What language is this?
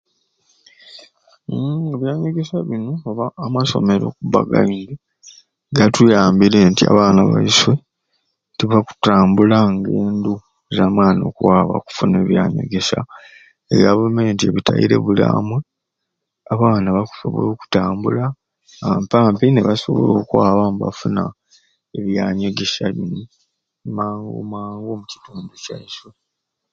Ruuli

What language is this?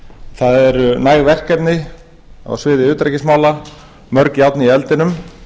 Icelandic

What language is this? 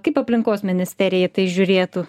Lithuanian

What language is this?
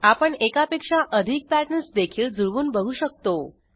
Marathi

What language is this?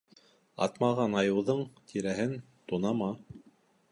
Bashkir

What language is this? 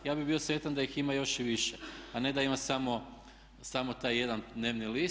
Croatian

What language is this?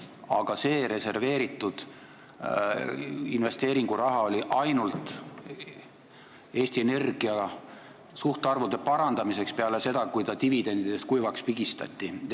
Estonian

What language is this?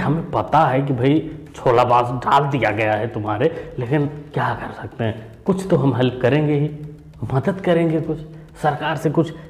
Hindi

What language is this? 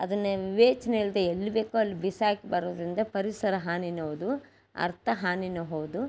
Kannada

